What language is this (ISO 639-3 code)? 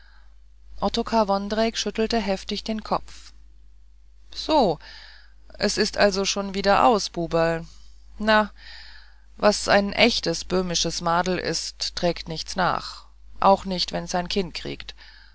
deu